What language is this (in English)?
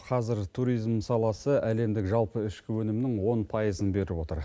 Kazakh